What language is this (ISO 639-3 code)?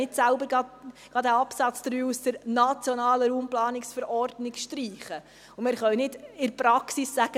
gsw